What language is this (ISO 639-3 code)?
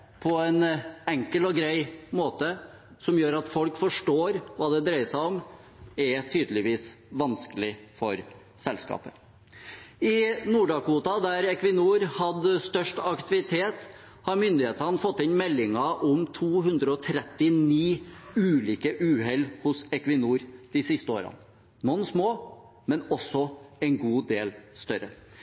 nob